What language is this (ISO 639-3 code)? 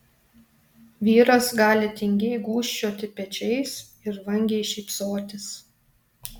lit